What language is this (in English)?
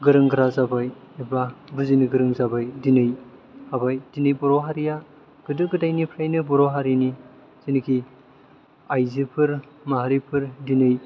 Bodo